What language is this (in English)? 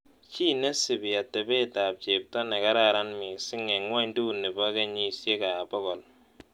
Kalenjin